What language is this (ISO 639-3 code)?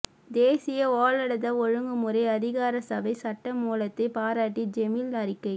tam